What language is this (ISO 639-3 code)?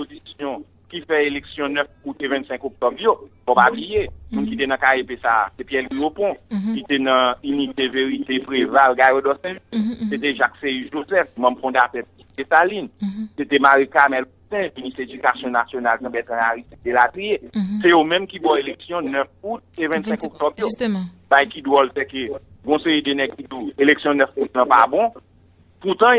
fra